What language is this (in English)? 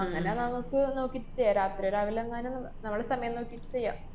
Malayalam